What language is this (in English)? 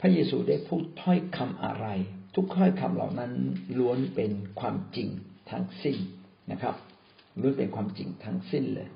Thai